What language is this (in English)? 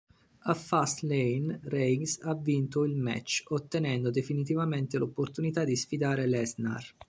Italian